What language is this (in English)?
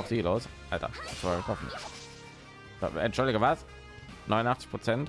German